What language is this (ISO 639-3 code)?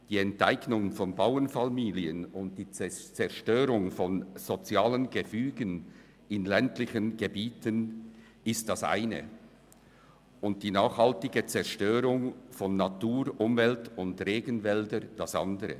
gsw